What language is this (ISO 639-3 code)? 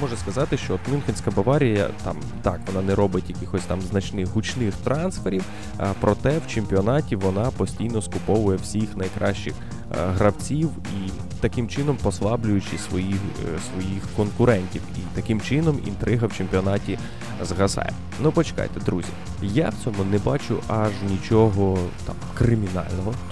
ukr